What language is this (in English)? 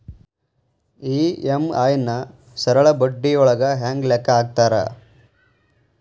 Kannada